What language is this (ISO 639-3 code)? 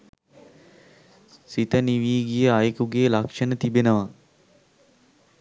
sin